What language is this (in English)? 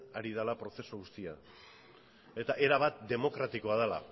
Basque